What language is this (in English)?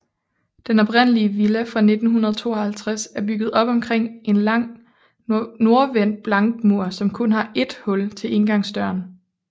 Danish